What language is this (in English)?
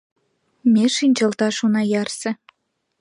Mari